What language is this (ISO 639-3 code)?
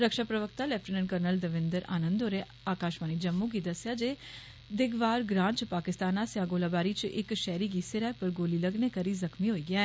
doi